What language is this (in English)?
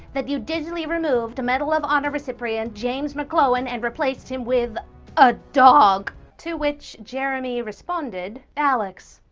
English